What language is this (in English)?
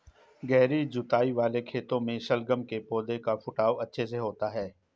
Hindi